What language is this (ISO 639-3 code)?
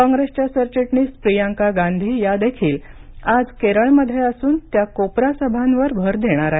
mar